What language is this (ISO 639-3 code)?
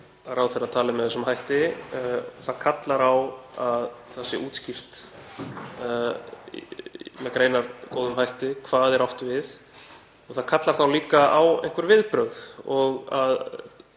isl